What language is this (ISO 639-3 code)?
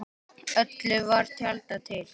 isl